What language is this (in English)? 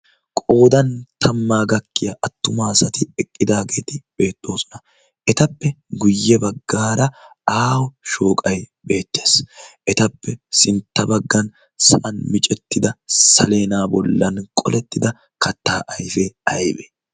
Wolaytta